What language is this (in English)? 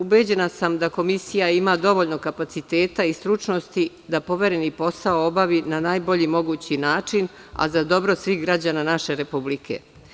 Serbian